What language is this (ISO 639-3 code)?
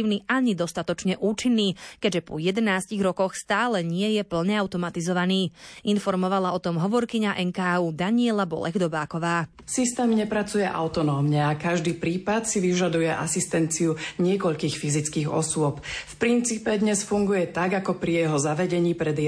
slk